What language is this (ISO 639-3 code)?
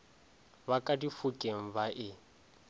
nso